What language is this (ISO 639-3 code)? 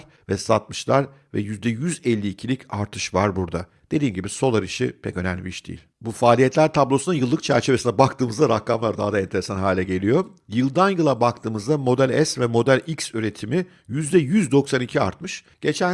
tur